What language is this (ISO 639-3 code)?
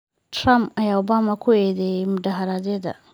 som